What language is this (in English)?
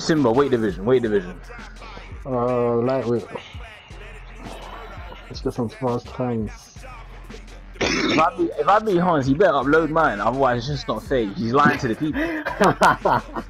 English